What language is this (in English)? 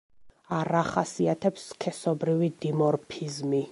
Georgian